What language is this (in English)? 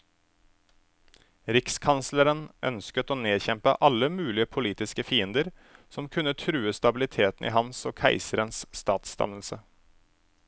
Norwegian